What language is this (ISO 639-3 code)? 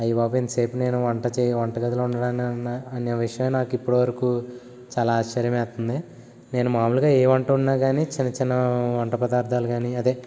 tel